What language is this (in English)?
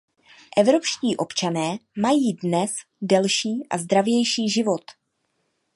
Czech